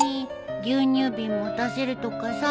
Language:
Japanese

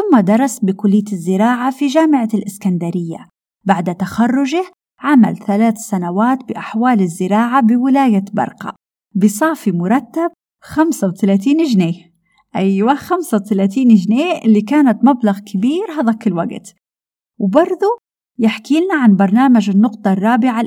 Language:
Arabic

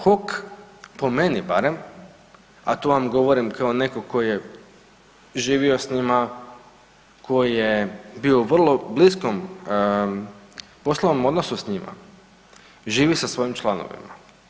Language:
Croatian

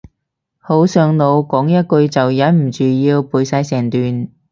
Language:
Cantonese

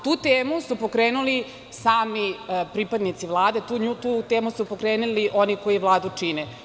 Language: Serbian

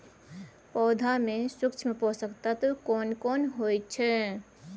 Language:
Maithili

